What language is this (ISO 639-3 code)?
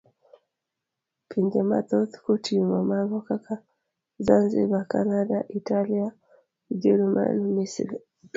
luo